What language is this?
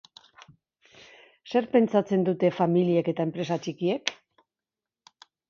Basque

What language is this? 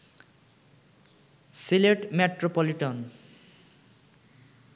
Bangla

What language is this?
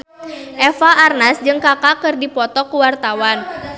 Sundanese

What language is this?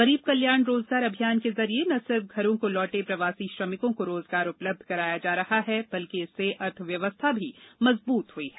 Hindi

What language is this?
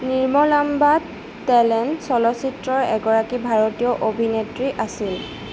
Assamese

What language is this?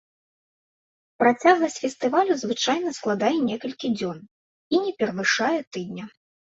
Belarusian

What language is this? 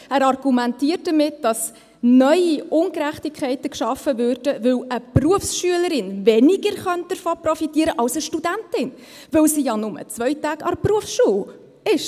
Swiss German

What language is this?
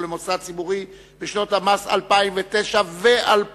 Hebrew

